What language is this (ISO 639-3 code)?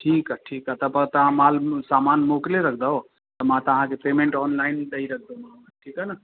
snd